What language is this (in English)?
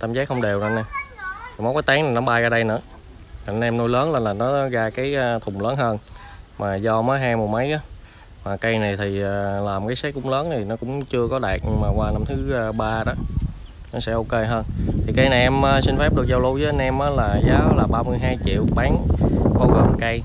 Vietnamese